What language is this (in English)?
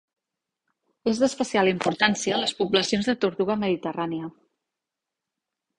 Catalan